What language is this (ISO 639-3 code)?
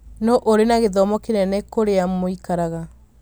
kik